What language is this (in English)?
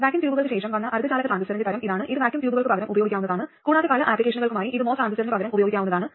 Malayalam